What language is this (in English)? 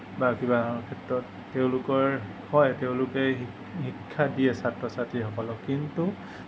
Assamese